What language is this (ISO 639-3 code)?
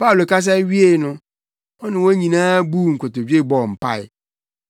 aka